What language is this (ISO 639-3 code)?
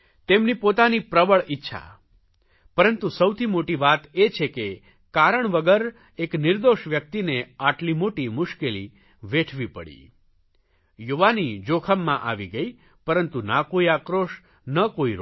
guj